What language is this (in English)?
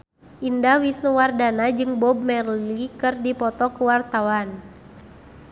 Sundanese